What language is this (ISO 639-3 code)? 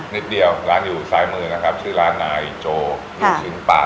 tha